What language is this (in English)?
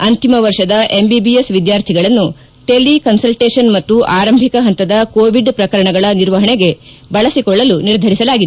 Kannada